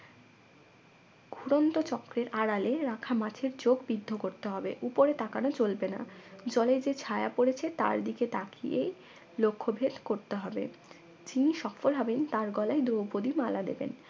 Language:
Bangla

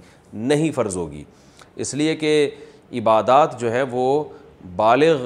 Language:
Urdu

